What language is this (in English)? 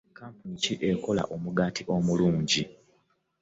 Ganda